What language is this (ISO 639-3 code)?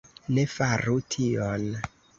epo